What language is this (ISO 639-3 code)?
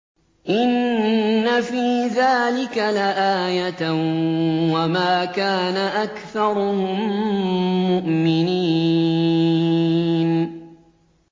ara